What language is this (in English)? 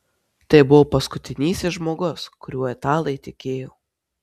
Lithuanian